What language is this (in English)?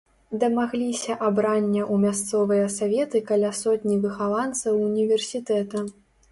Belarusian